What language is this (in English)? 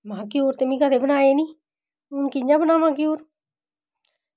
Dogri